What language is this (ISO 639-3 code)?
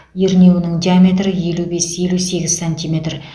kaz